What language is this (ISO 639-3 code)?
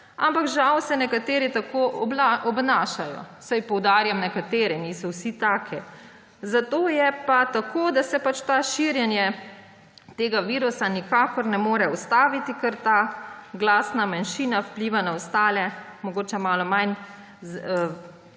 slv